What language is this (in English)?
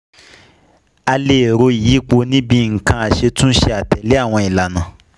Yoruba